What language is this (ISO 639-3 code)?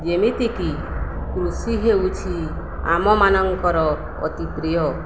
ori